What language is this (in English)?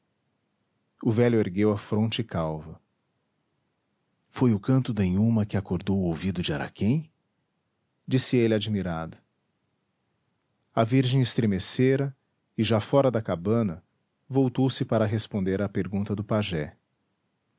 Portuguese